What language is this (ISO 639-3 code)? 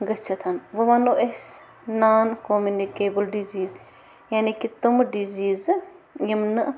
kas